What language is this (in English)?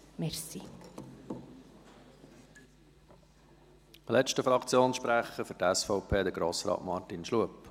Swiss German